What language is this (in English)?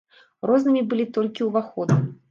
Belarusian